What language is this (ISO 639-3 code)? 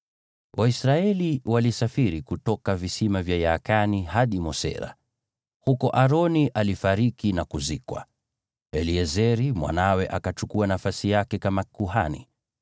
swa